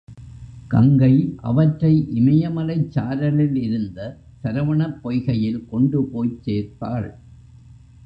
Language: Tamil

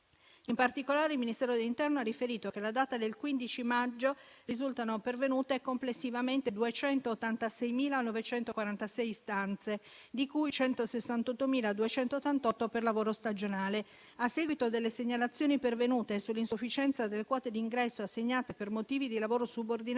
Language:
Italian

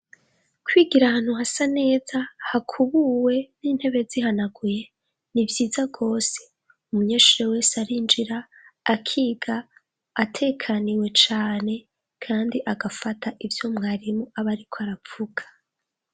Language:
Rundi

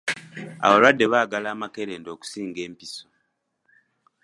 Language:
Ganda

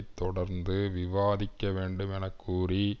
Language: Tamil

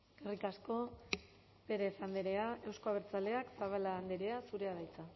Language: Basque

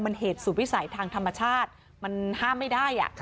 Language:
Thai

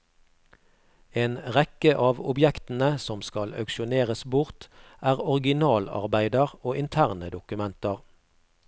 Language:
Norwegian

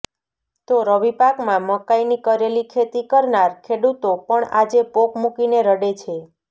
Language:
Gujarati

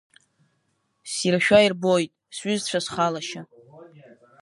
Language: Abkhazian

